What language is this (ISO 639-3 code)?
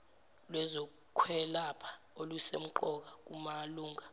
zul